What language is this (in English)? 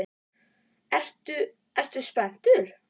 Icelandic